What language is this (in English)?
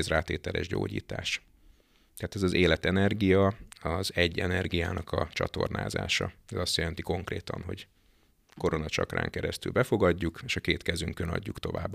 Hungarian